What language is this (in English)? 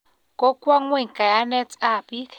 Kalenjin